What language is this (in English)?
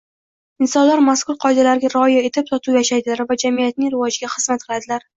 Uzbek